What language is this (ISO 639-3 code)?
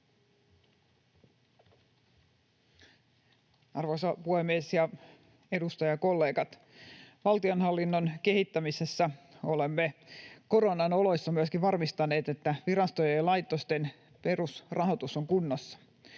fin